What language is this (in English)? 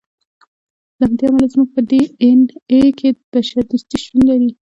Pashto